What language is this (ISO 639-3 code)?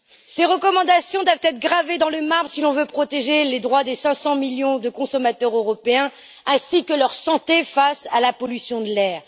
fra